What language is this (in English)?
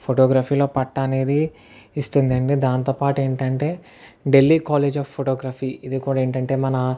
Telugu